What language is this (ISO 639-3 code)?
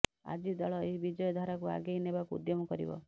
ori